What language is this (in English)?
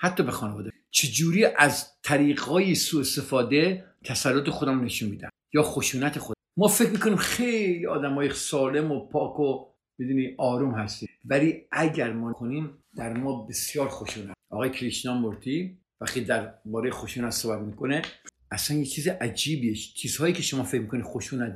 Persian